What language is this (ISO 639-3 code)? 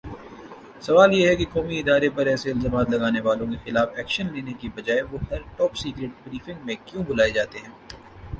urd